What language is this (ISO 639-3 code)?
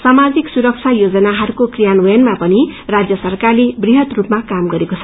nep